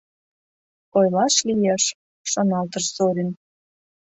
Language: Mari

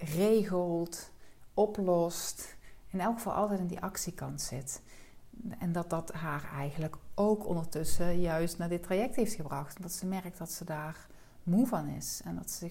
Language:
Dutch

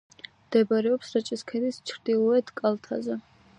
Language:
Georgian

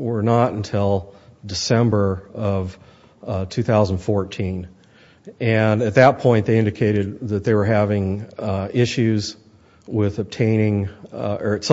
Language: English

